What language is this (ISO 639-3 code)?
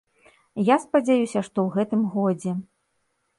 bel